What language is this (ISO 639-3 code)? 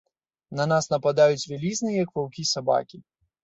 bel